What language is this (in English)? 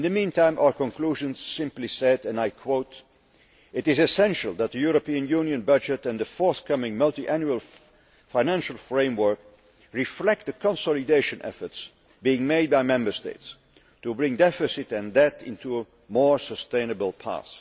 English